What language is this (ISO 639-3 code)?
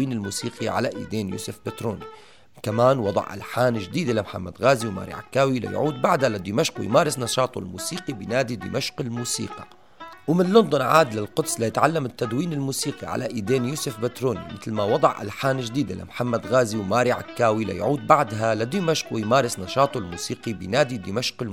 ara